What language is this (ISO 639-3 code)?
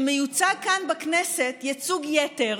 heb